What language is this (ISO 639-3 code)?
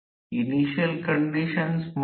mar